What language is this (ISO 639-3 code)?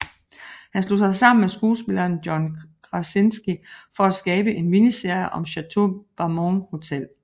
dan